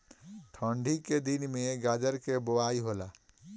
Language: Bhojpuri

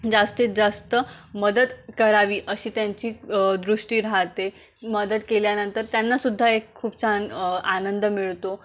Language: Marathi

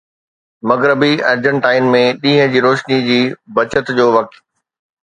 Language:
Sindhi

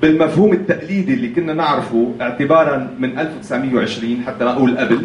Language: Arabic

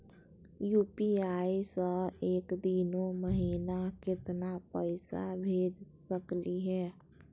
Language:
Magahi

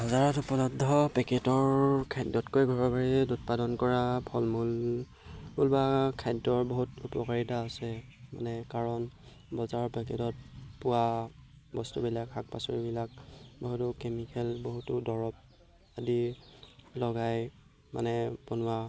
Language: Assamese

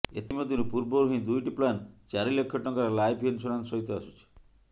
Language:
Odia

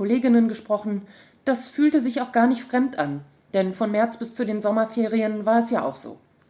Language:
German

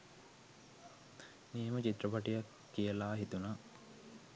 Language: Sinhala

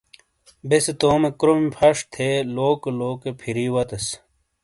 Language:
Shina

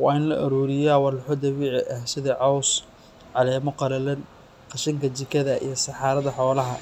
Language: Somali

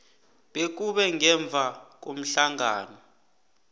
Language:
South Ndebele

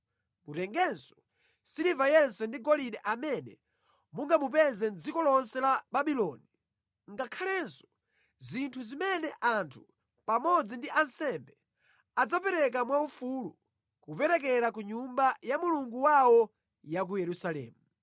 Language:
Nyanja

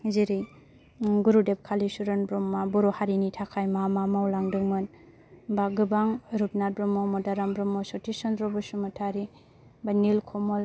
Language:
Bodo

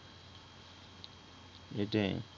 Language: Bangla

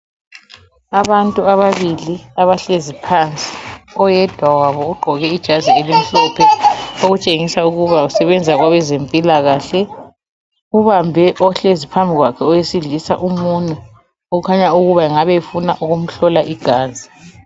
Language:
North Ndebele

